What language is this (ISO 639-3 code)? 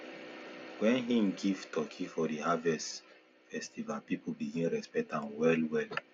pcm